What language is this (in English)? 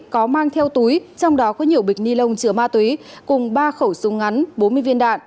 Vietnamese